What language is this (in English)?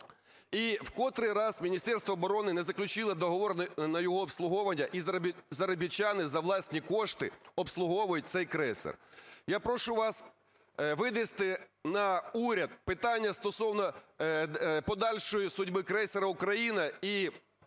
Ukrainian